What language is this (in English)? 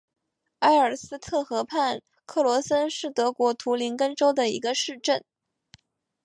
Chinese